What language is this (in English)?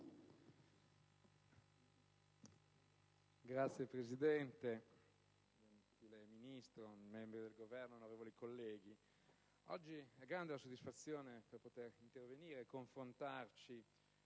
Italian